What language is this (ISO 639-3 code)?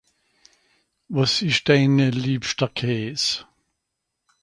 gsw